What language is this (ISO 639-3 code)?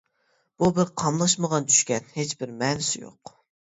uig